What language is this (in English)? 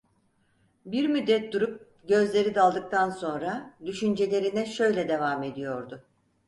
Turkish